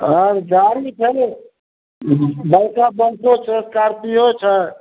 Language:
Maithili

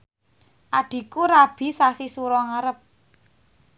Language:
Javanese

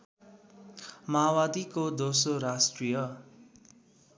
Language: Nepali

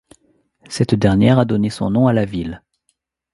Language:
French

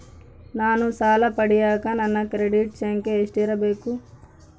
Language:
Kannada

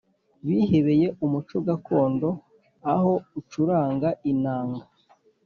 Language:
Kinyarwanda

